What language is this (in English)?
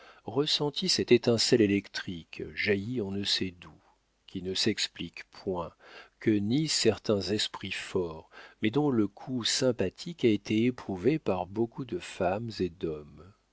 French